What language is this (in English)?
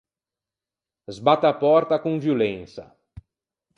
Ligurian